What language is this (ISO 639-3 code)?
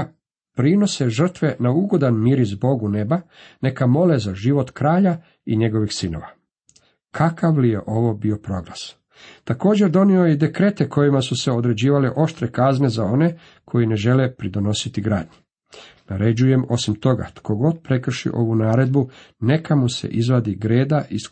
hrv